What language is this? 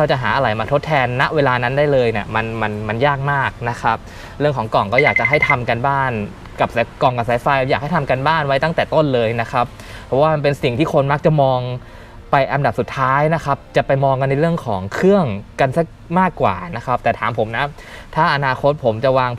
Thai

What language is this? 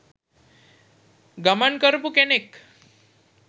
Sinhala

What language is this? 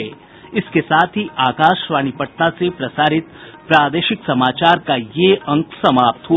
Hindi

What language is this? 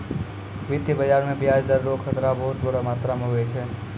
Maithili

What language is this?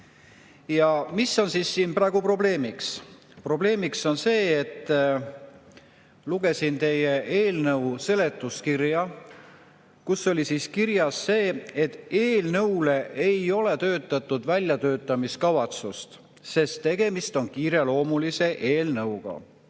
Estonian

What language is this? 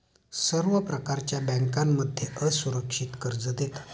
Marathi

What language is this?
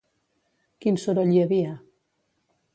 Catalan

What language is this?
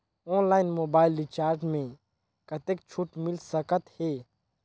Chhattisgarhi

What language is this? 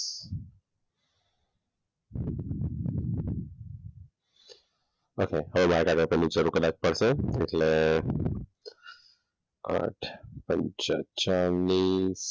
Gujarati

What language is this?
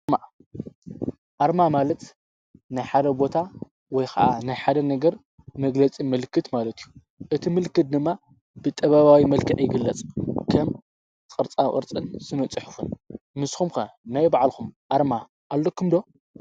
Tigrinya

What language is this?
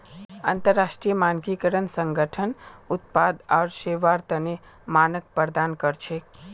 Magahi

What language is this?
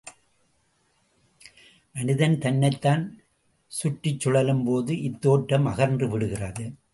Tamil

